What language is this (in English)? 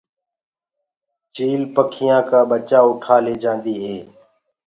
Gurgula